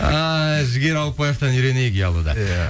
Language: Kazakh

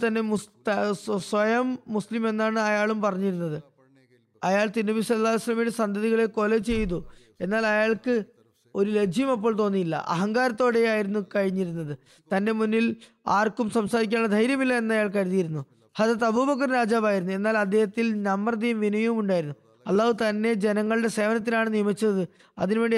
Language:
Malayalam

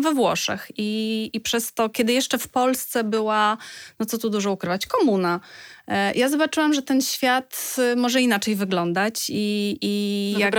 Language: Polish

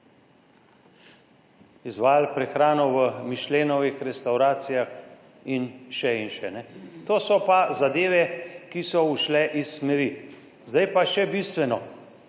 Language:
Slovenian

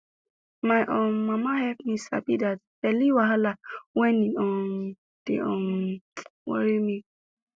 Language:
Nigerian Pidgin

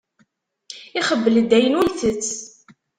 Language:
Kabyle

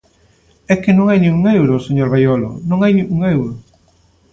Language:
Galician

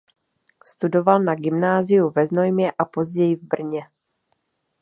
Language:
Czech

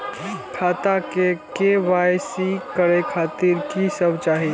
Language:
Maithili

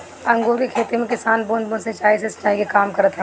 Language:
Bhojpuri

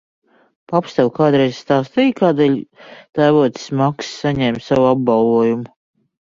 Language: Latvian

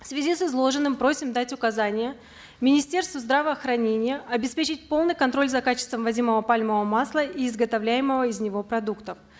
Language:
Kazakh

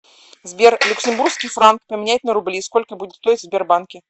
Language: Russian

